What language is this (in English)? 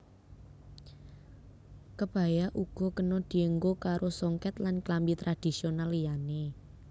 Javanese